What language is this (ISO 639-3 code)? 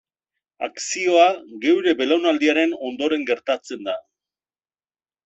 eus